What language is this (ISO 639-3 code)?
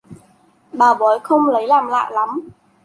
vie